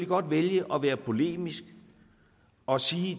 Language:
Danish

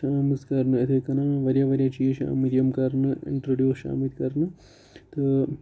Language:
Kashmiri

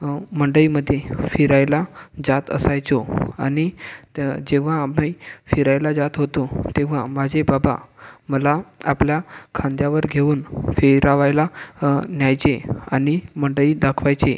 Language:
Marathi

